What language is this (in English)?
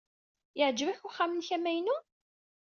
Kabyle